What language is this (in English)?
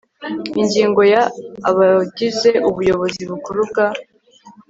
Kinyarwanda